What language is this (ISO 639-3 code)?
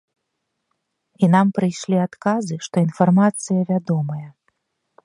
bel